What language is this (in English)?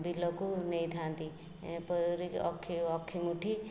Odia